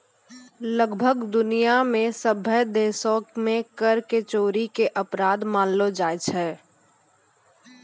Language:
Maithili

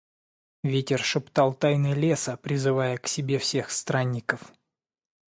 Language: Russian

